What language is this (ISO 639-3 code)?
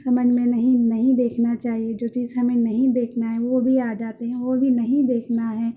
urd